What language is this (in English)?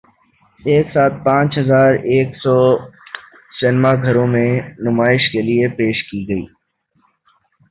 Urdu